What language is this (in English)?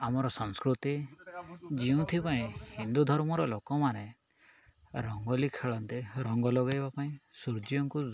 Odia